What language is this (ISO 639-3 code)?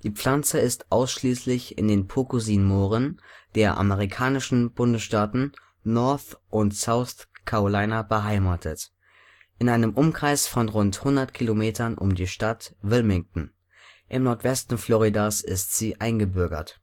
deu